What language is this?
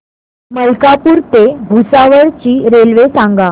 Marathi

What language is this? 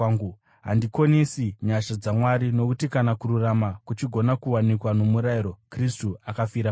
Shona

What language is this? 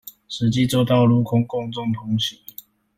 Chinese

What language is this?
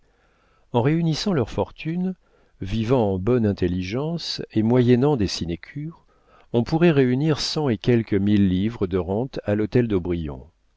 French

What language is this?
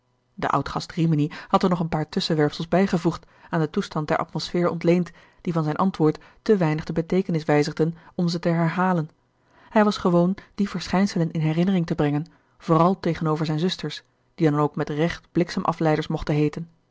Dutch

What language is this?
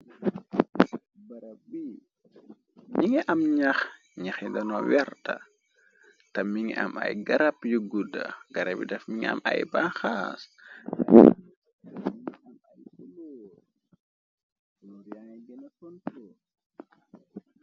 Wolof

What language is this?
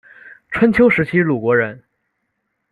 Chinese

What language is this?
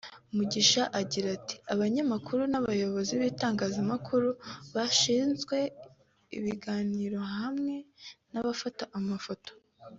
Kinyarwanda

